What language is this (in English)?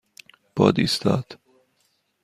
Persian